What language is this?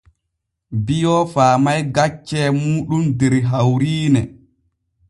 Borgu Fulfulde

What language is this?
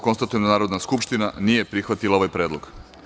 Serbian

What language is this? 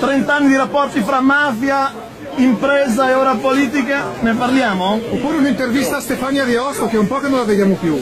Italian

